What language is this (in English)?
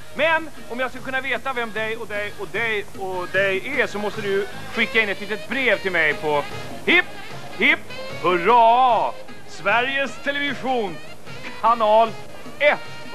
Swedish